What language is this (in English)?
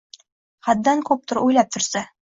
Uzbek